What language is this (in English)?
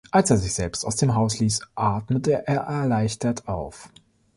German